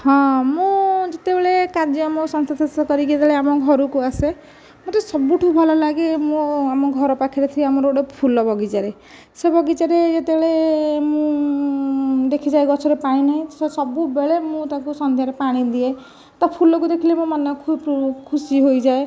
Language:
Odia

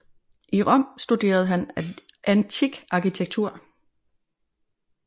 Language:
Danish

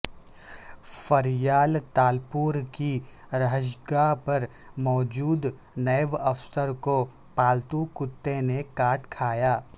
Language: Urdu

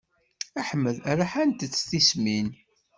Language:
Kabyle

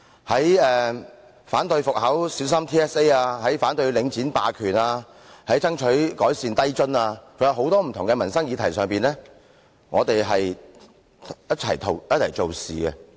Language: Cantonese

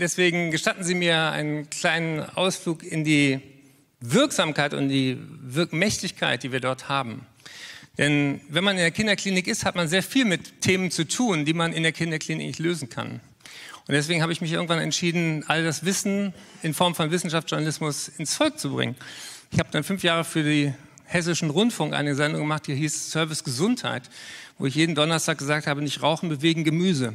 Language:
German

